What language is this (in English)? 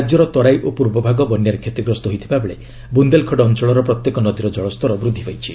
Odia